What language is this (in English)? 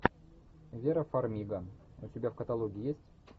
Russian